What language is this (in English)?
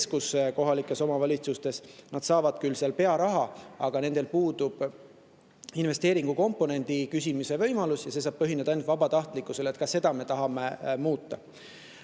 Estonian